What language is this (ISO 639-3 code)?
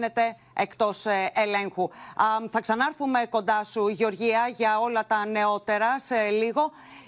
ell